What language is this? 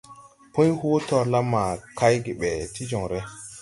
Tupuri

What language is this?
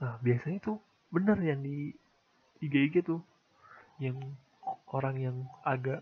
Indonesian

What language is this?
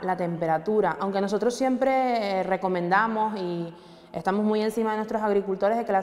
Spanish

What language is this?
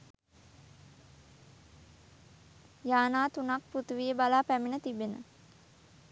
Sinhala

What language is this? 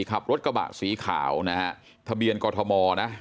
Thai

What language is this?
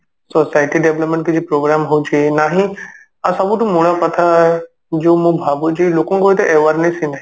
Odia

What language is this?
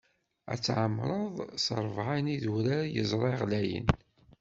Kabyle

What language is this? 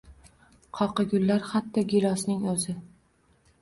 Uzbek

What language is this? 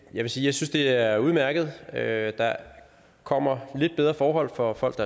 Danish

